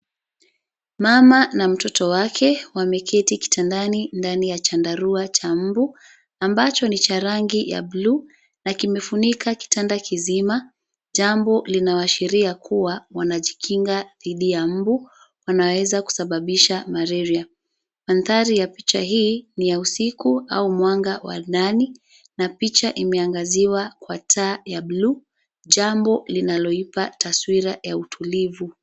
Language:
Swahili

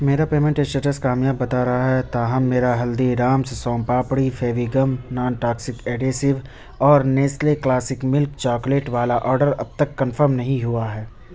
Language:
Urdu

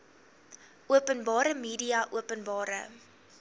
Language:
Afrikaans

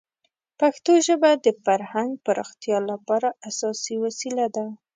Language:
Pashto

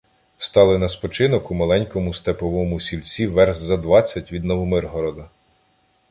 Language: Ukrainian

